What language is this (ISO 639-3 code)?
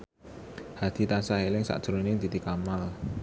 jav